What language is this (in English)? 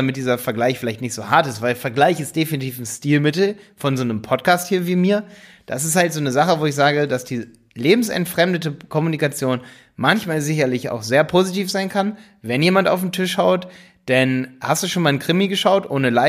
German